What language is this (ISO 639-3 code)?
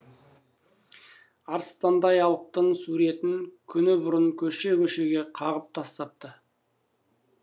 kaz